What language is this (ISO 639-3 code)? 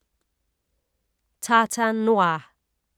dan